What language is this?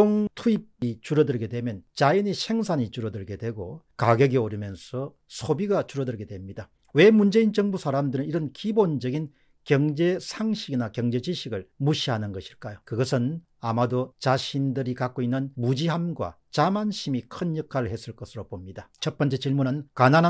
Korean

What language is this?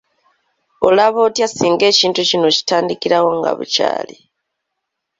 Ganda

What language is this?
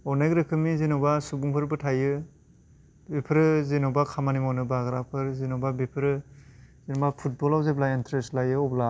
Bodo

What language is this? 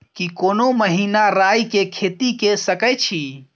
Maithili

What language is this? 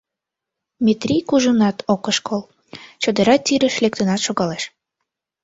Mari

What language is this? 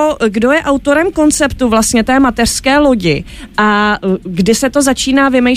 Czech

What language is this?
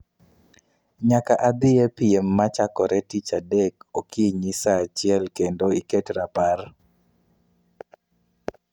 Luo (Kenya and Tanzania)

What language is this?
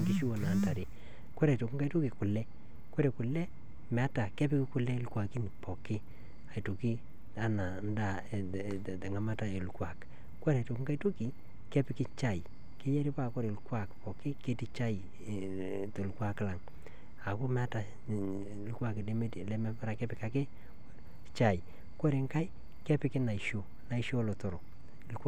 Masai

